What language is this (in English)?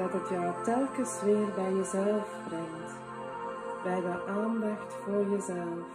Dutch